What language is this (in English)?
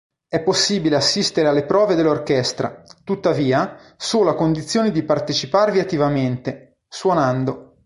Italian